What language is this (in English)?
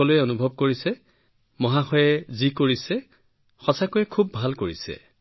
Assamese